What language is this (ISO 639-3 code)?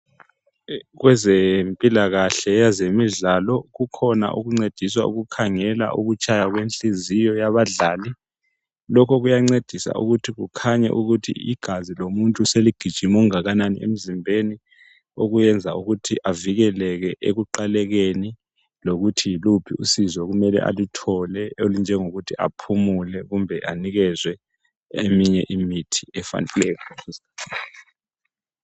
nde